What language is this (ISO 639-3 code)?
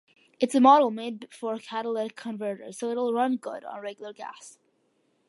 eng